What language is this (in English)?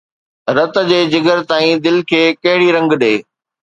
Sindhi